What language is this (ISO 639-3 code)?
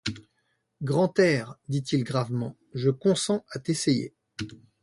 fra